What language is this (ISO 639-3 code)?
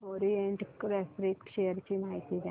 mar